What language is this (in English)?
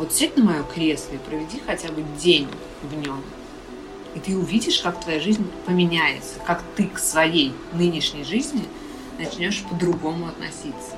Russian